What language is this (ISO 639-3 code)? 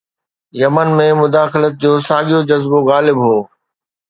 snd